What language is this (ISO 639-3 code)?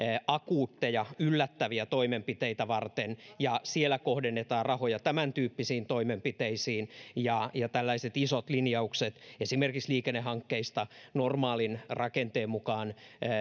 fin